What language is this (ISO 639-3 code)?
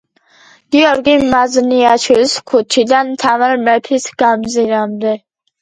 kat